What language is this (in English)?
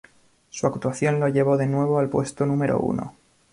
Spanish